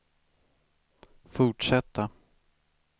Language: Swedish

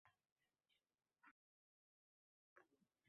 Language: Uzbek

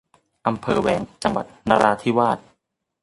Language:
Thai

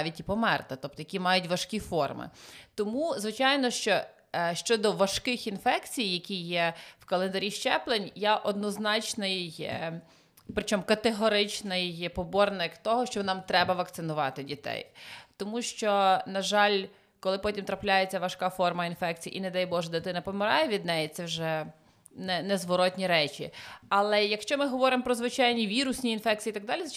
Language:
Ukrainian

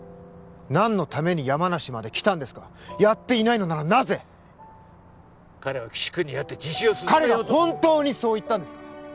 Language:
Japanese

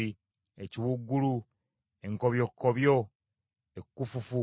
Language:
Ganda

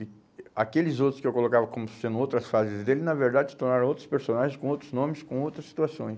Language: Portuguese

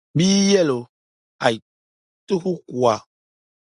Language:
Dagbani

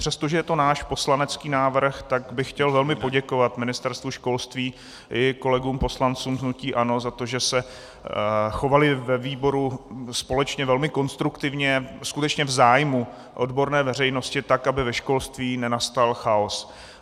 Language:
Czech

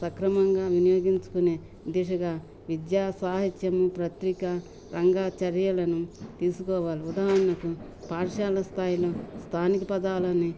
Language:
Telugu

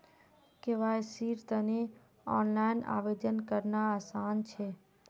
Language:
Magahi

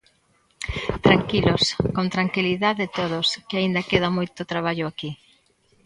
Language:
Galician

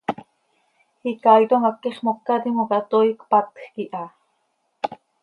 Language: Seri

